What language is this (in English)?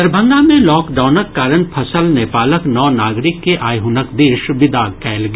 Maithili